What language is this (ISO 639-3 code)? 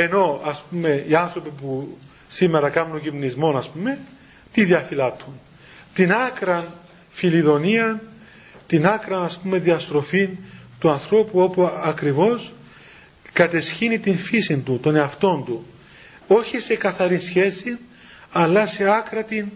ell